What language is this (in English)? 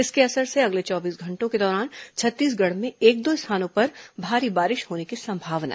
Hindi